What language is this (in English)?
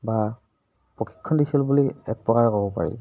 Assamese